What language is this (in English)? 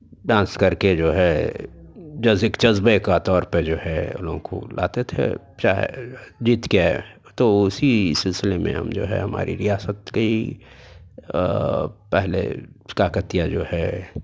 Urdu